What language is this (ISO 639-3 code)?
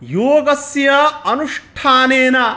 san